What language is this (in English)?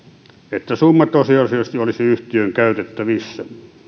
Finnish